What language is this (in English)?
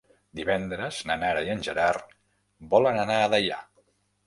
Catalan